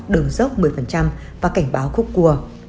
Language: Vietnamese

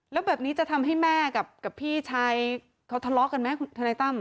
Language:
Thai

